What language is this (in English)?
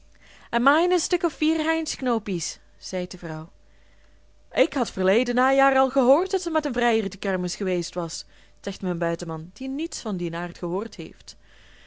Dutch